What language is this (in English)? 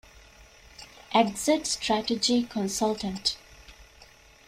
Divehi